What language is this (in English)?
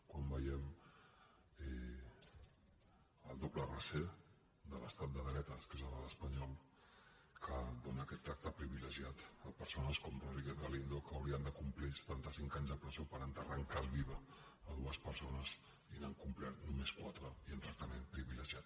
Catalan